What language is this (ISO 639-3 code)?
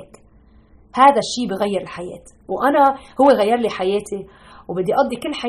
ara